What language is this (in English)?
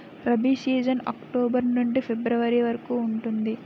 Telugu